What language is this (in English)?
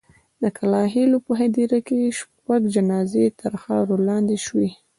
Pashto